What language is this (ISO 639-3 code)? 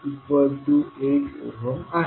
mar